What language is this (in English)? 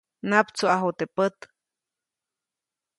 Copainalá Zoque